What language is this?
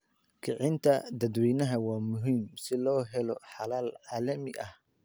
Somali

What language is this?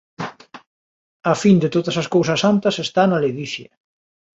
Galician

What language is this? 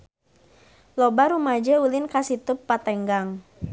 Sundanese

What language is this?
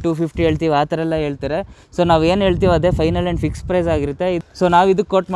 Kannada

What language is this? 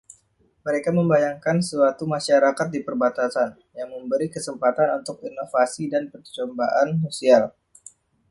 Indonesian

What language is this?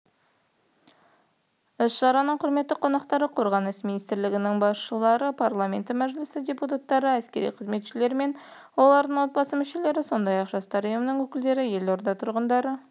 Kazakh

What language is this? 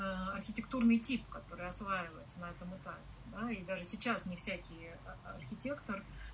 Russian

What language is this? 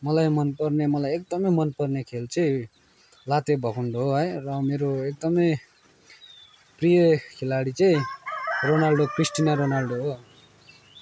Nepali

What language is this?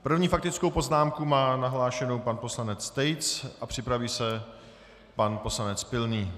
Czech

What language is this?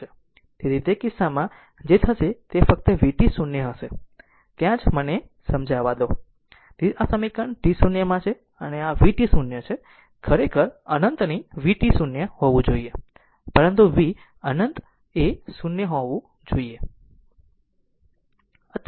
Gujarati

